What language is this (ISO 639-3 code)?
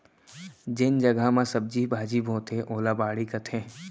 hne